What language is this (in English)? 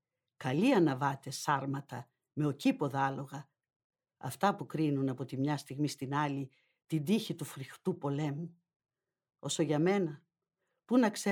Greek